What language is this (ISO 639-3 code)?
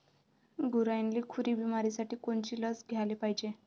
mar